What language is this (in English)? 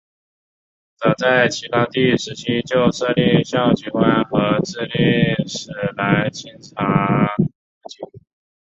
Chinese